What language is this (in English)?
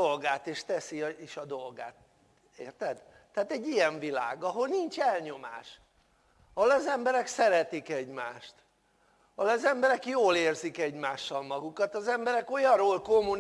Hungarian